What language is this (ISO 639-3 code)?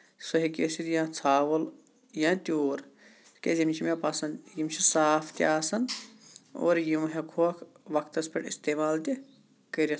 kas